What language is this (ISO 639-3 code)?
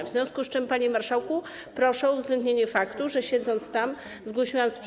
pol